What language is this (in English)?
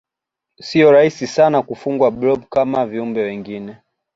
Swahili